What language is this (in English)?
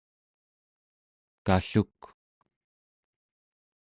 Central Yupik